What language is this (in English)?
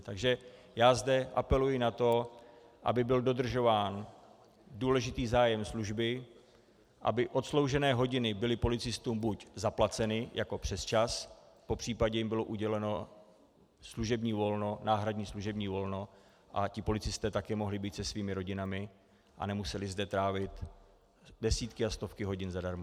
Czech